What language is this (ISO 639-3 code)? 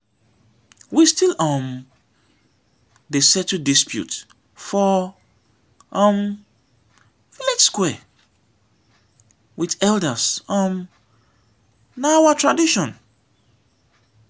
pcm